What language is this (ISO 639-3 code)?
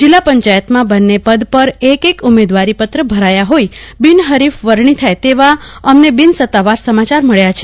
guj